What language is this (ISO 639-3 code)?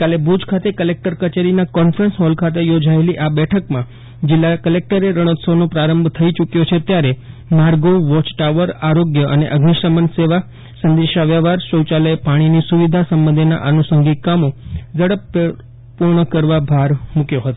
guj